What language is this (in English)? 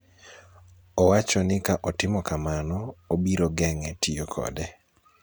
Luo (Kenya and Tanzania)